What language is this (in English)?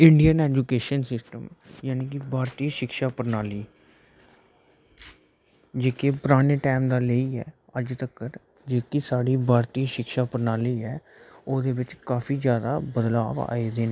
Dogri